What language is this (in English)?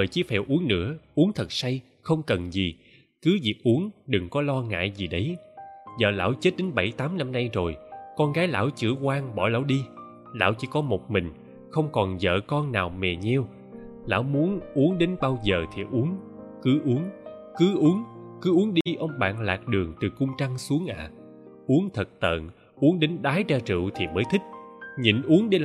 Vietnamese